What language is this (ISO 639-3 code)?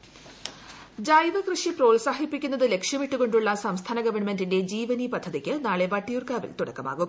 mal